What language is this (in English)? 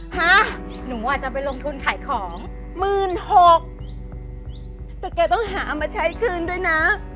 Thai